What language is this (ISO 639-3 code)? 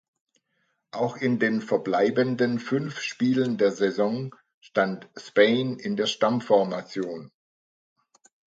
deu